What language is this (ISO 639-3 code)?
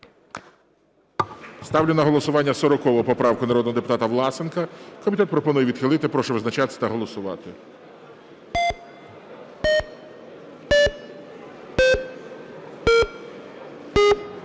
ukr